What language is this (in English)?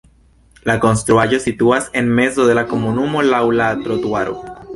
Esperanto